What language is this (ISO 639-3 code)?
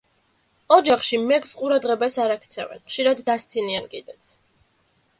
kat